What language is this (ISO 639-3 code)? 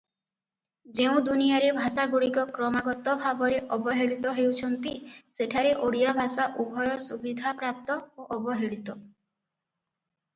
ori